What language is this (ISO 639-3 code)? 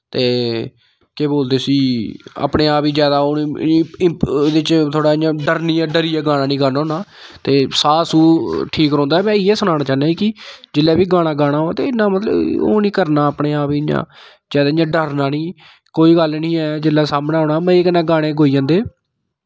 doi